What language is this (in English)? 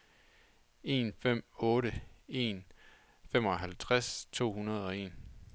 Danish